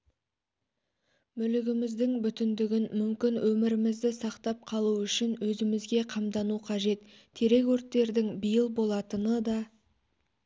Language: Kazakh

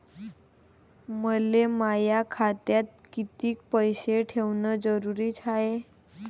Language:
Marathi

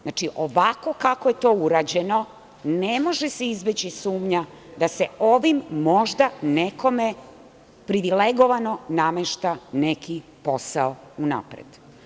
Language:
Serbian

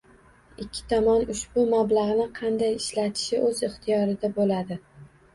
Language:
Uzbek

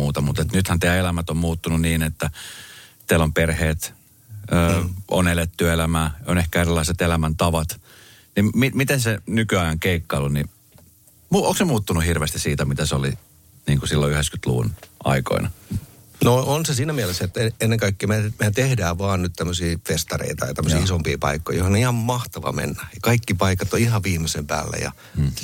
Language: Finnish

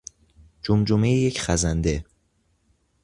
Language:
Persian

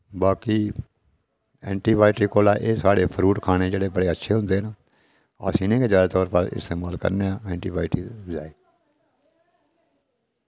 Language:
Dogri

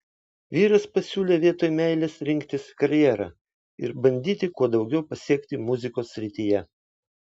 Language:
Lithuanian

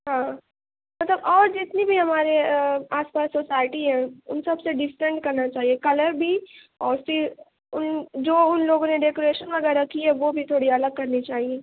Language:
Urdu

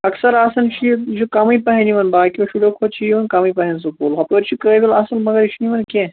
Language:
Kashmiri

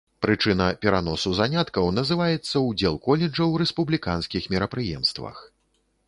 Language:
Belarusian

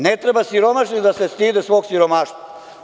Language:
Serbian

